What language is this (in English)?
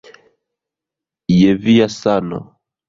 Esperanto